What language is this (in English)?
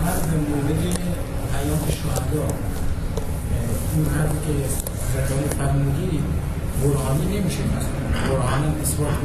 Persian